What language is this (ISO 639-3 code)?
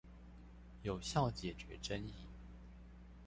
zho